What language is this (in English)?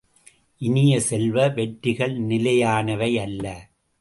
Tamil